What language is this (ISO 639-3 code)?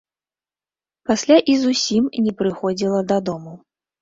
bel